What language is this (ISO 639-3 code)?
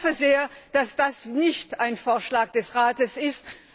deu